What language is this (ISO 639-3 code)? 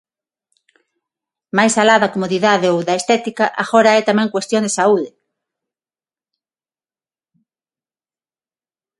glg